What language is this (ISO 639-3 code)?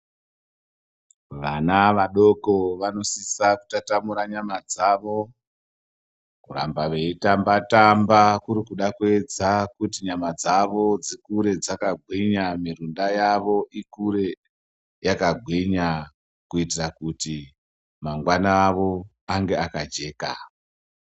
ndc